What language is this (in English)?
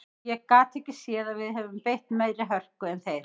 Icelandic